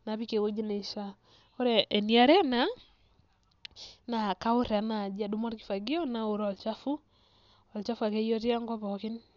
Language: Masai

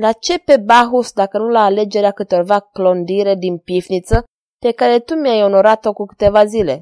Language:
Romanian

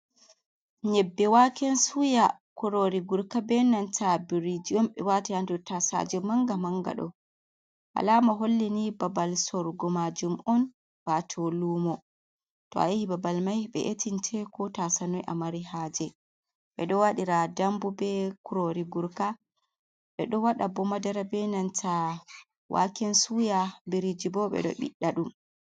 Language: Fula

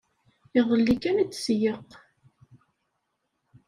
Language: Kabyle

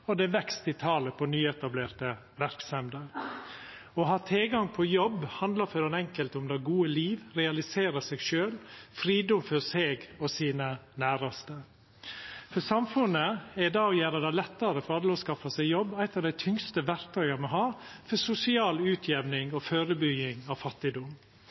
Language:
Norwegian Nynorsk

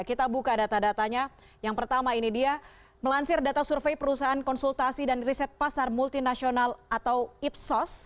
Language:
Indonesian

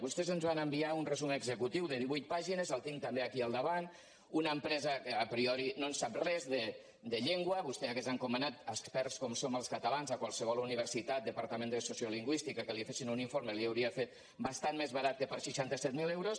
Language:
Catalan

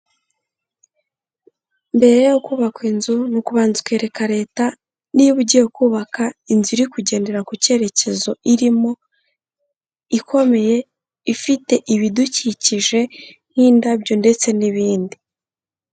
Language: Kinyarwanda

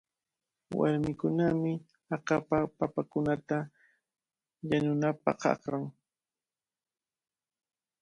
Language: Cajatambo North Lima Quechua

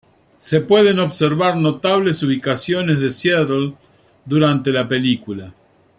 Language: Spanish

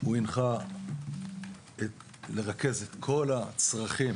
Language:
Hebrew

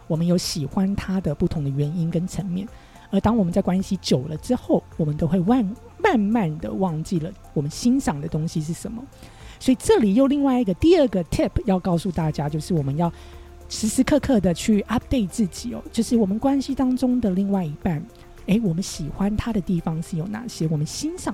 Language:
Chinese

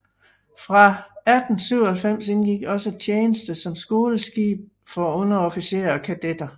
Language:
Danish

